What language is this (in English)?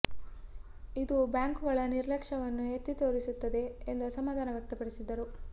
Kannada